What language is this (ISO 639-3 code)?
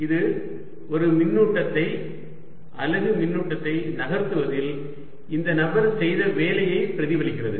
tam